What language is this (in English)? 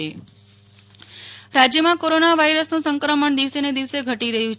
Gujarati